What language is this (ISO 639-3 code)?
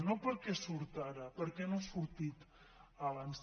cat